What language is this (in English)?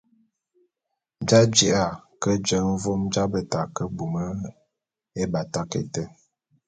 Bulu